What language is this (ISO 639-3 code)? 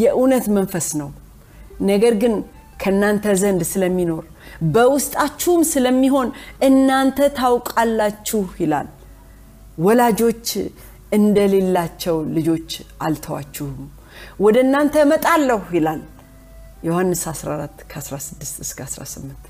amh